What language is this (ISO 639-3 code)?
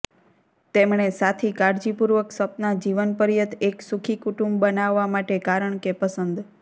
guj